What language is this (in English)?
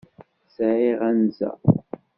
Kabyle